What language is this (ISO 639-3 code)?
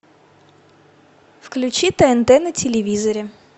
rus